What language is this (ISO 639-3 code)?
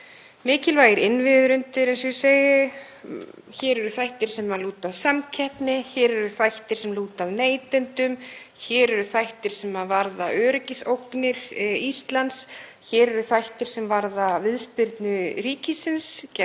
isl